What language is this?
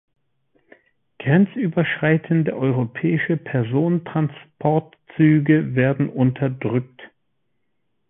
German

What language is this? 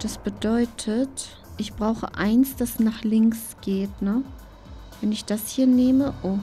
German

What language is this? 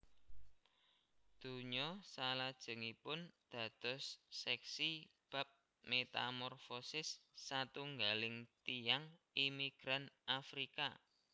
Javanese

